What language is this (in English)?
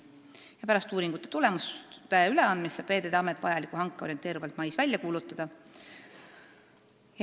Estonian